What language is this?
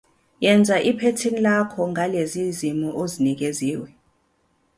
Zulu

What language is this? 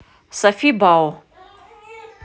Russian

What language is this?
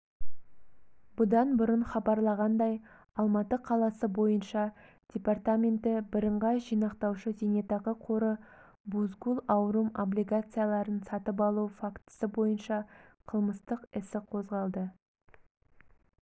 Kazakh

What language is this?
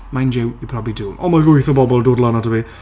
Welsh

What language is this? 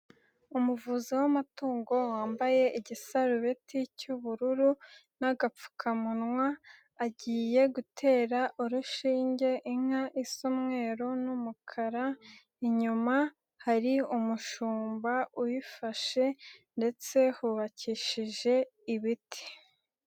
Kinyarwanda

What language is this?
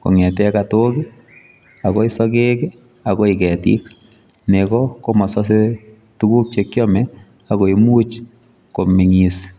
Kalenjin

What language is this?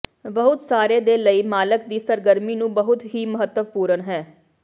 Punjabi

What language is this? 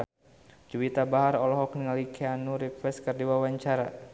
Sundanese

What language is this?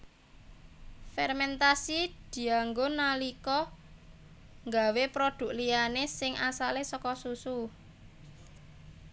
Javanese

